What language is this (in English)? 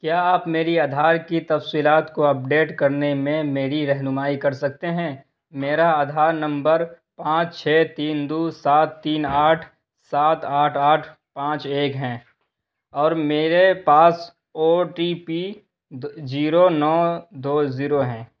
Urdu